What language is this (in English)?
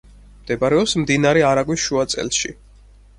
Georgian